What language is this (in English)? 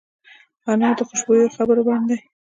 Pashto